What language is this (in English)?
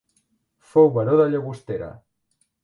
Catalan